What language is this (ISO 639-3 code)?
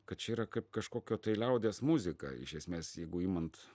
lit